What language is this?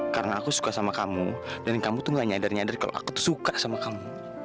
Indonesian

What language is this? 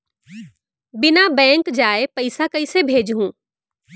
Chhattisgarhi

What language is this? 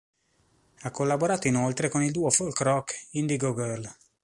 Italian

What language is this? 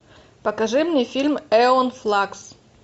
Russian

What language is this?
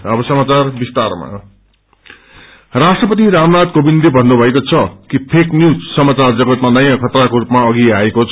Nepali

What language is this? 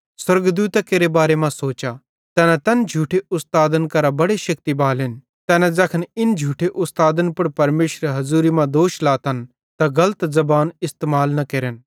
Bhadrawahi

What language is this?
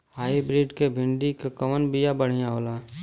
Bhojpuri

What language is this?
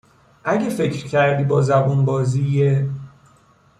Persian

